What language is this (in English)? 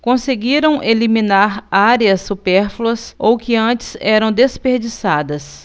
Portuguese